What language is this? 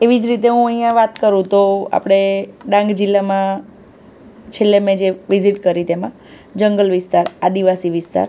Gujarati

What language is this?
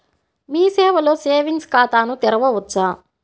Telugu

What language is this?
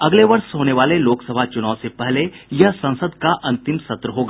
Hindi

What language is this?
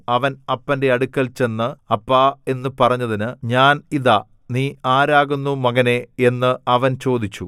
Malayalam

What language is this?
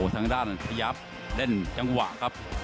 Thai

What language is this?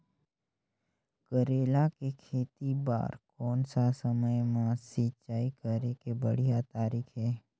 Chhattisgarhi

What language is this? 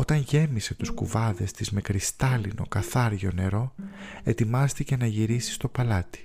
Greek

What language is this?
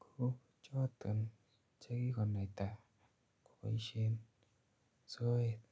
Kalenjin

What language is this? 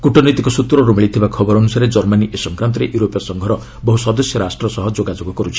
Odia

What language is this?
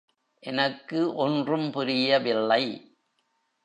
Tamil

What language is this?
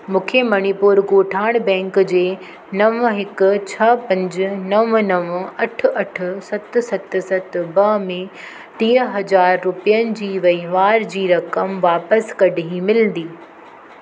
Sindhi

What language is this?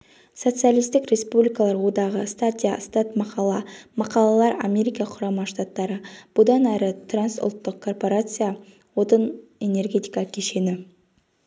Kazakh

